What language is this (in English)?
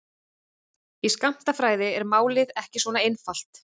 Icelandic